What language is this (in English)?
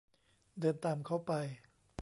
Thai